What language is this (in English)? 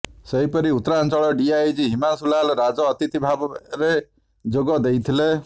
Odia